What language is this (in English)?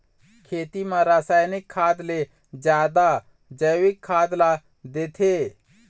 Chhattisgarhi